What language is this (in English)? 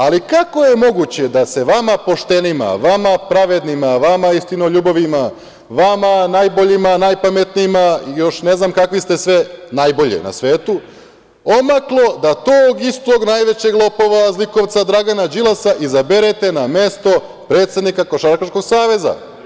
Serbian